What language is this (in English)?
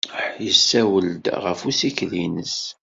Kabyle